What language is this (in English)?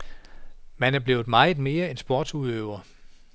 Danish